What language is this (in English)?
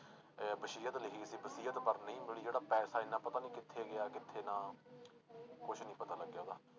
Punjabi